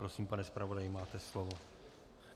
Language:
Czech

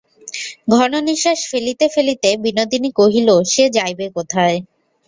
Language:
Bangla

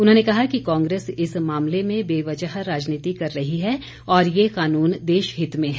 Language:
Hindi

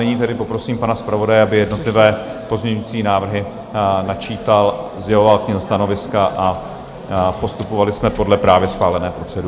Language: Czech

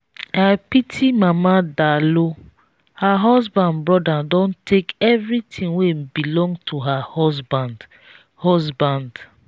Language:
Nigerian Pidgin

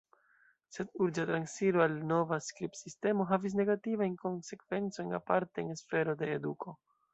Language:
Esperanto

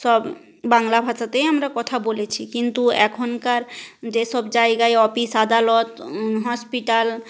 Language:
Bangla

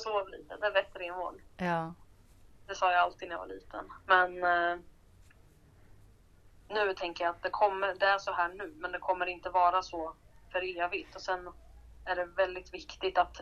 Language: Swedish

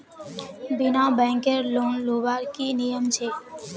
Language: Magahi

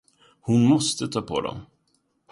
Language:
Swedish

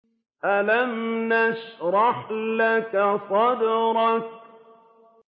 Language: Arabic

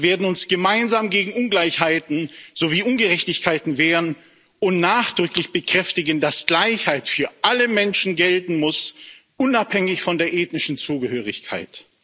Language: German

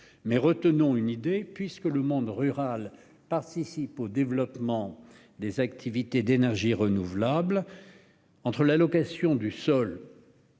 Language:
French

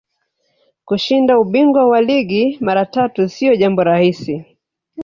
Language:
Swahili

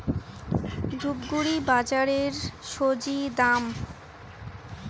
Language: Bangla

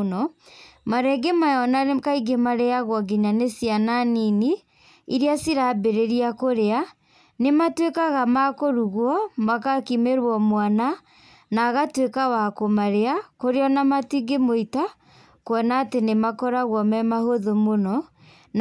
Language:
Kikuyu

